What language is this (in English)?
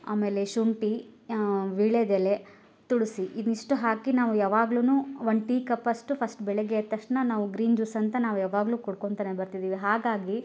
Kannada